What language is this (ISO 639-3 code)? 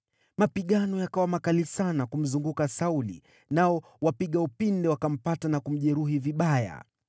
swa